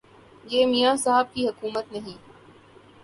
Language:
Urdu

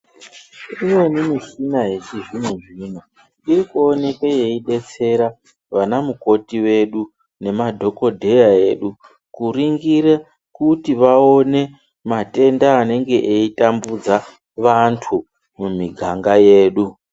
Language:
Ndau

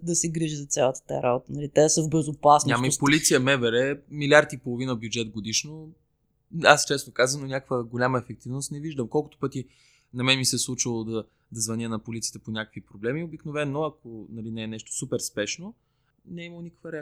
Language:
Bulgarian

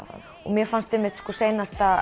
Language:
Icelandic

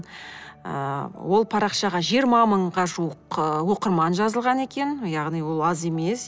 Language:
Kazakh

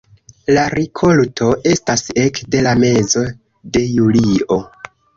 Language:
Esperanto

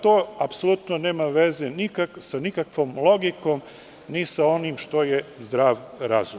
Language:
Serbian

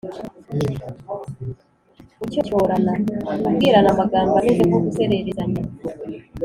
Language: Kinyarwanda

